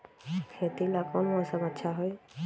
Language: Magahi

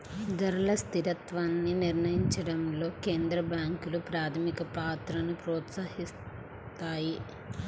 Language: Telugu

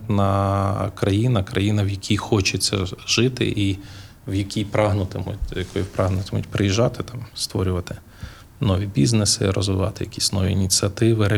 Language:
Ukrainian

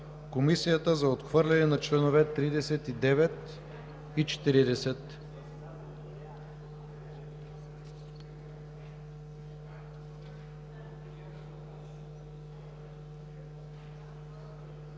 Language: Bulgarian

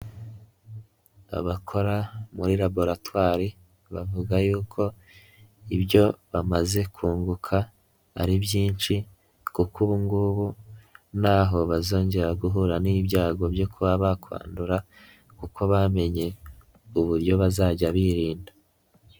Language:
Kinyarwanda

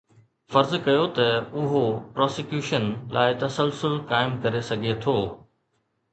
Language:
Sindhi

